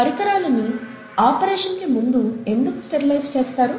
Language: Telugu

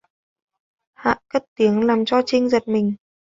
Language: Vietnamese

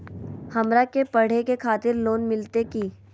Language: Magahi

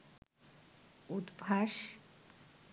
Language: Bangla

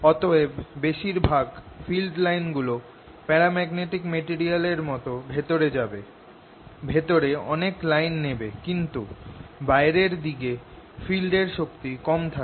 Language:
Bangla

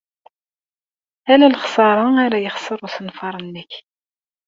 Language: Kabyle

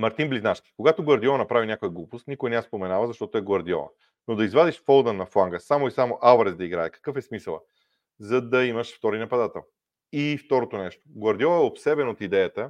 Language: Bulgarian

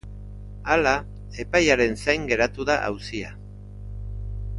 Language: Basque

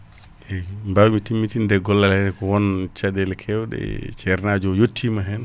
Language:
Fula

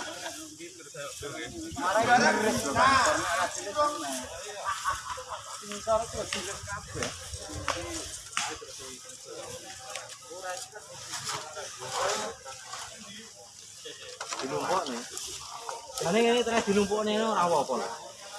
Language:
Indonesian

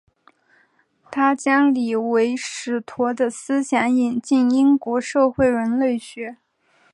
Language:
Chinese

